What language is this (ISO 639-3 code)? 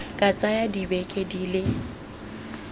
tsn